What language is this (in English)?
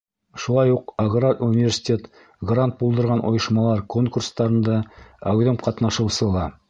Bashkir